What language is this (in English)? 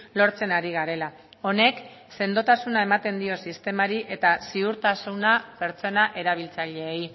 Basque